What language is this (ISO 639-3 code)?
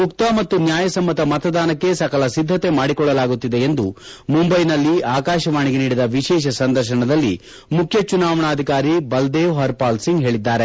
kan